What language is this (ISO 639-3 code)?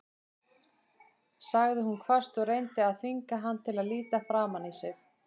isl